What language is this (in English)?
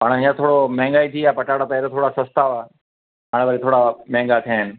Sindhi